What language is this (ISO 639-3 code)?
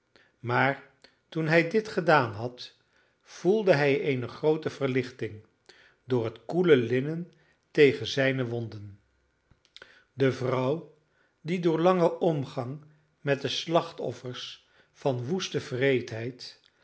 nld